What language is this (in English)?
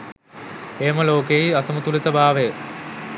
Sinhala